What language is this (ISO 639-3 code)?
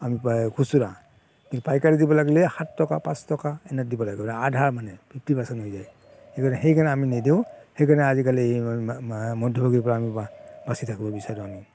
asm